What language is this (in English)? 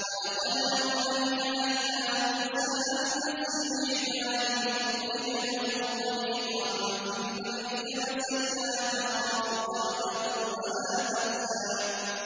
Arabic